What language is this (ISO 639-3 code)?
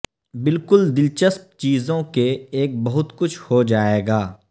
urd